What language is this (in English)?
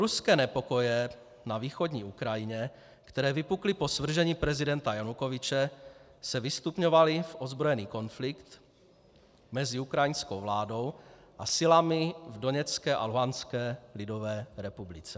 Czech